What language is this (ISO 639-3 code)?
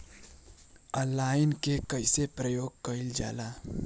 bho